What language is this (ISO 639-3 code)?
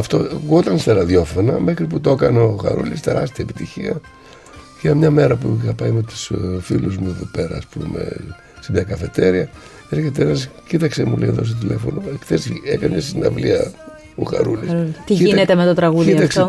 ell